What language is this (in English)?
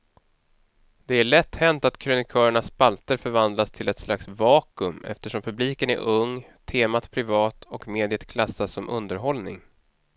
Swedish